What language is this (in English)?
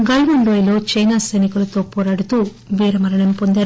Telugu